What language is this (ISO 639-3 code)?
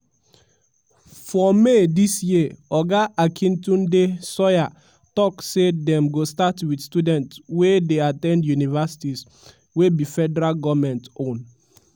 pcm